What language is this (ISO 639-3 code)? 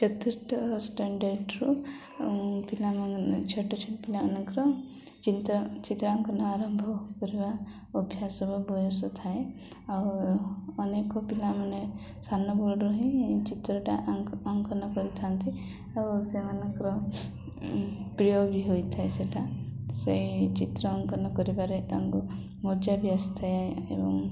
ori